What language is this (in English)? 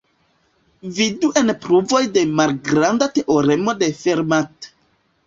Esperanto